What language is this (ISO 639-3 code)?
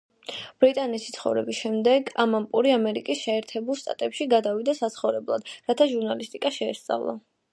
kat